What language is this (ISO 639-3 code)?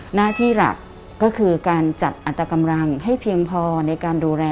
tha